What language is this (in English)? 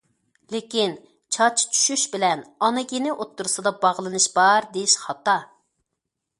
Uyghur